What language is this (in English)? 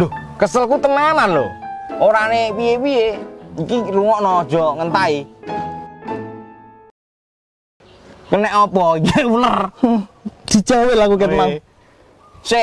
Indonesian